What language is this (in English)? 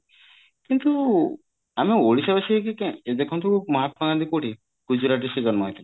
Odia